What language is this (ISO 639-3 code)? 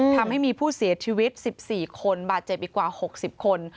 tha